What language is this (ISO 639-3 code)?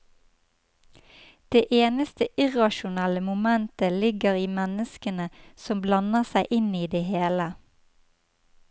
nor